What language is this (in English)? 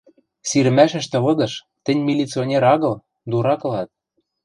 Western Mari